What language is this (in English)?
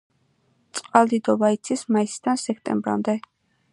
Georgian